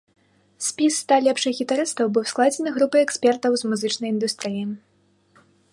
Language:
Belarusian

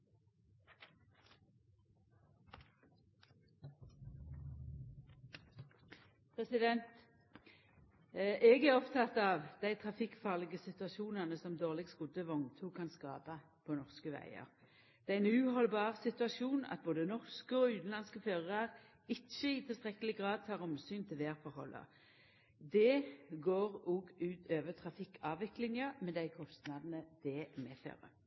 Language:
Norwegian Nynorsk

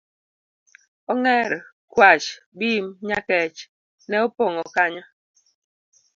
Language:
Luo (Kenya and Tanzania)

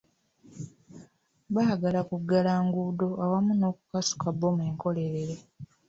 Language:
Ganda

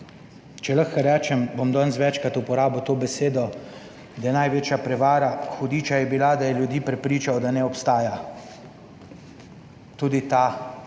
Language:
Slovenian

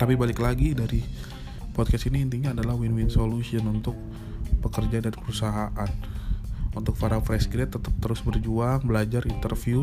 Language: Indonesian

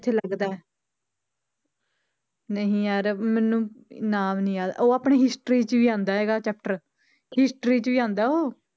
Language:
Punjabi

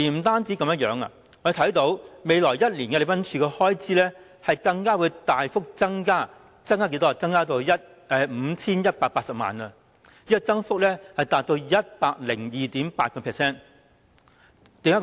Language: Cantonese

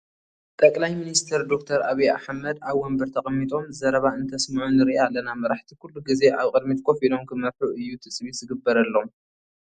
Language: Tigrinya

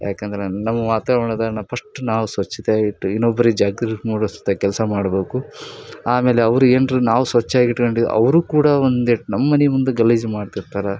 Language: Kannada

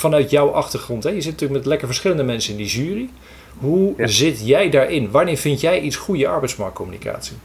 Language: Dutch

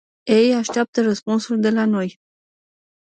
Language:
Romanian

